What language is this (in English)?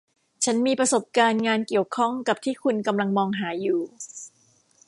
Thai